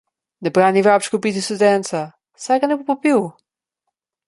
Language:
Slovenian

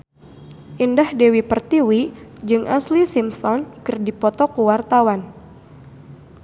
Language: Sundanese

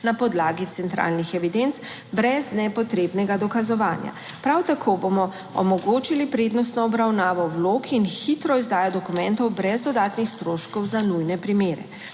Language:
Slovenian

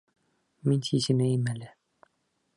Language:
Bashkir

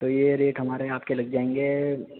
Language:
Urdu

